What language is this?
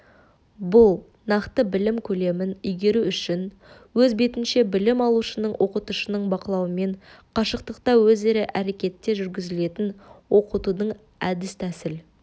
Kazakh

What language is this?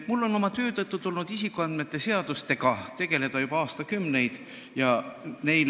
Estonian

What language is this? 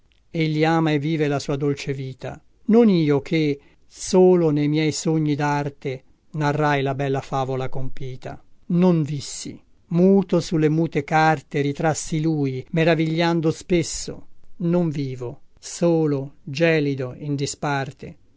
Italian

